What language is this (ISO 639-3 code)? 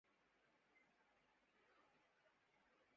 urd